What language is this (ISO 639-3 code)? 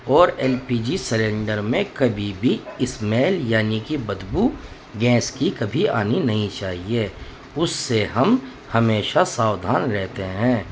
urd